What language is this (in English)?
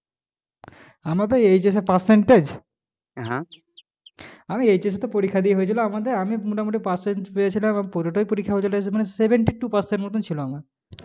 Bangla